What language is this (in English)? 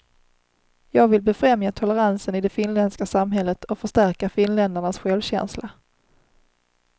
Swedish